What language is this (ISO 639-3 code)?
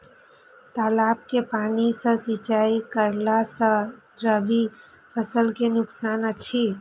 mai